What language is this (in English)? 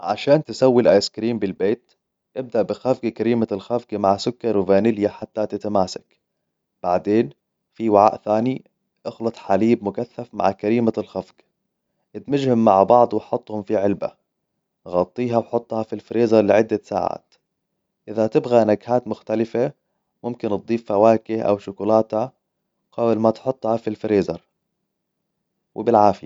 Hijazi Arabic